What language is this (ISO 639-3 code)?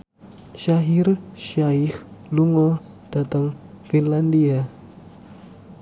jav